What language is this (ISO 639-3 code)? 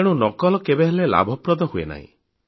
ori